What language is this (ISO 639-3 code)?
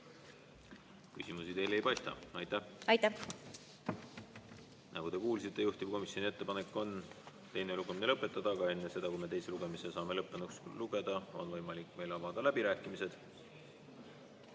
est